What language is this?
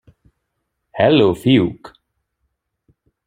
Hungarian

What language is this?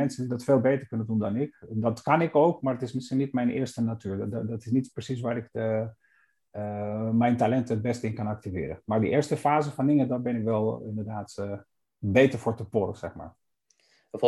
Dutch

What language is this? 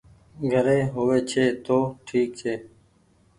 Goaria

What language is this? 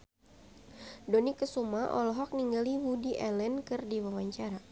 Sundanese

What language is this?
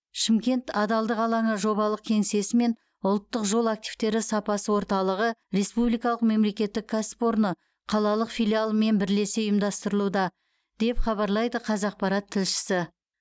Kazakh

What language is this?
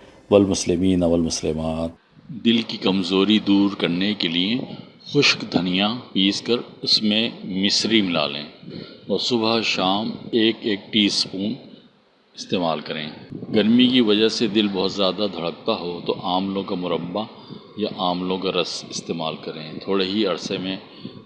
Urdu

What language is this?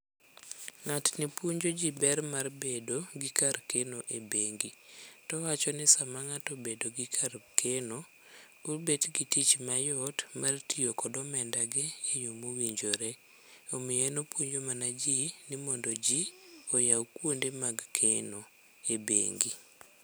Luo (Kenya and Tanzania)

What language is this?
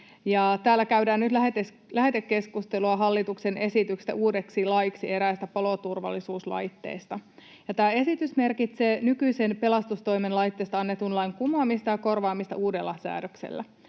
Finnish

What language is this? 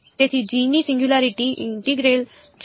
Gujarati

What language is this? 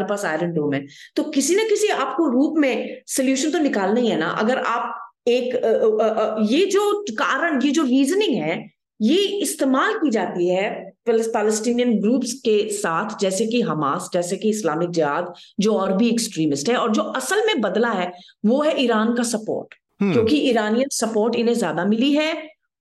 Hindi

